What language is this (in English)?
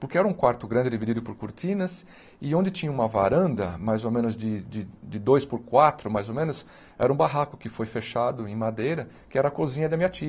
Portuguese